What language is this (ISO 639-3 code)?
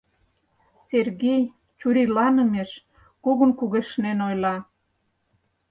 chm